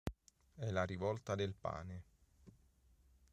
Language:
Italian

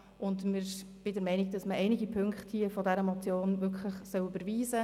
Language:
Swiss German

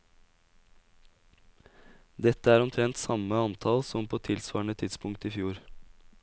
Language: Norwegian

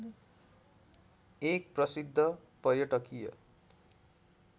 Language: Nepali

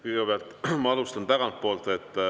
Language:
Estonian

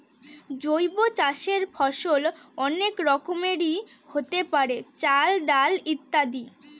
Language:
Bangla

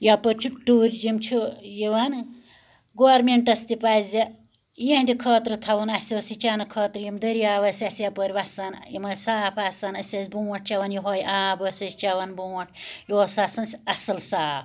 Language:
Kashmiri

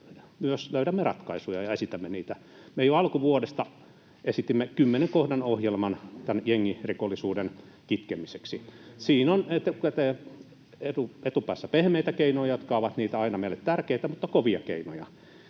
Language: Finnish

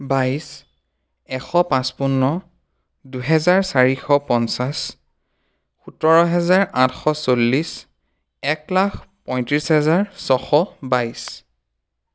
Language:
Assamese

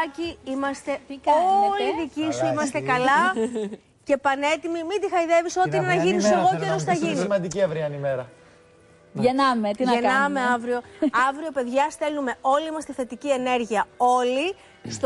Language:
Greek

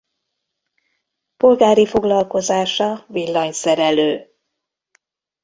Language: Hungarian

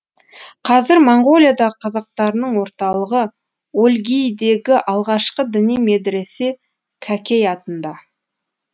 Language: Kazakh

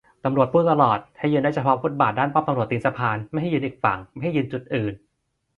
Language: Thai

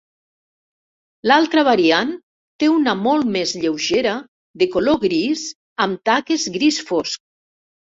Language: Catalan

